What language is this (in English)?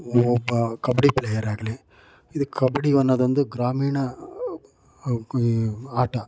Kannada